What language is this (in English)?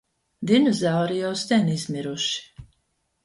Latvian